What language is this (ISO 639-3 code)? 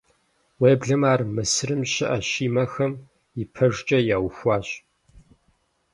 kbd